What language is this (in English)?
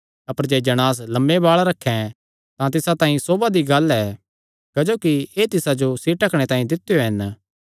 Kangri